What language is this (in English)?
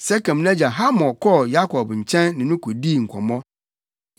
Akan